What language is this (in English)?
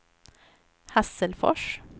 Swedish